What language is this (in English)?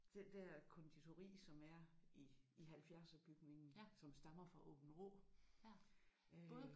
Danish